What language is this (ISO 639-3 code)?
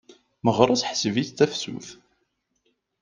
kab